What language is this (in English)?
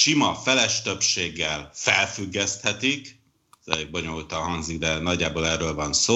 Hungarian